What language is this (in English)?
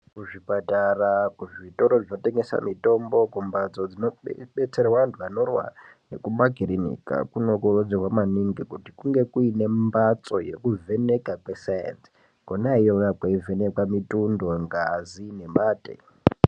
Ndau